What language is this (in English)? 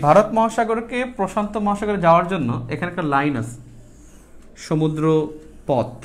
Hindi